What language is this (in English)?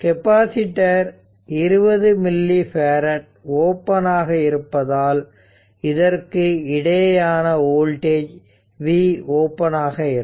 Tamil